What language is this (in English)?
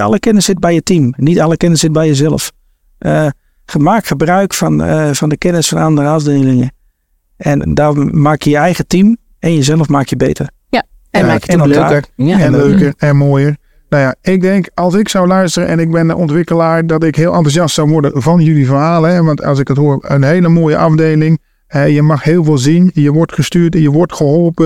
Dutch